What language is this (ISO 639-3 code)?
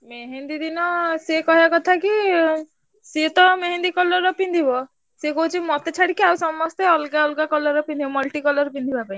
ori